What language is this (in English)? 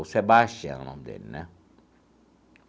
Portuguese